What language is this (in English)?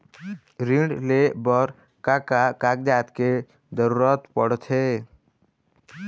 Chhattisgarhi